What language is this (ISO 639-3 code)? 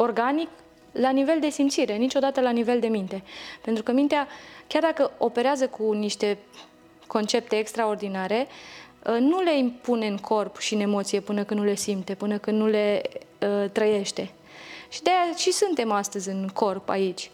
ron